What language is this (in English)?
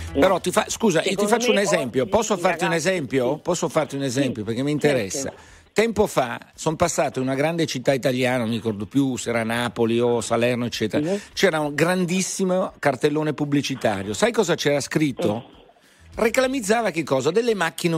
Italian